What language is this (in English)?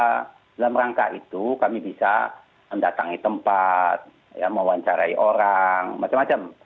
Indonesian